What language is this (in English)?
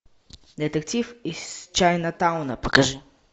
Russian